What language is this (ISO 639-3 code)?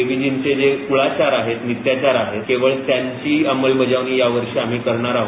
mar